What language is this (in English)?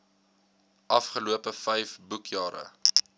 Afrikaans